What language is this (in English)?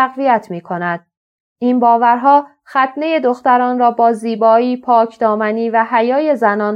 Persian